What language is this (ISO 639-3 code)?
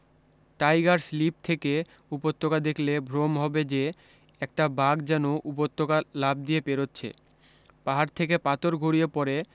ben